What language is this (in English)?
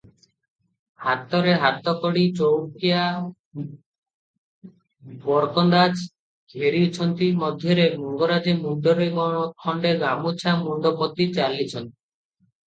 Odia